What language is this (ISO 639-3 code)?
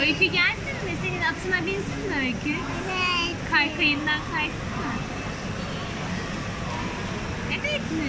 tur